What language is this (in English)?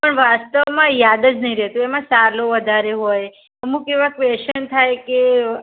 Gujarati